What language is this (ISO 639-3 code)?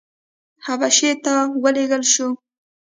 pus